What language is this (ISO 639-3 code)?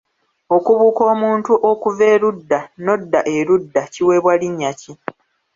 lug